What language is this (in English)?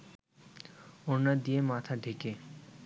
Bangla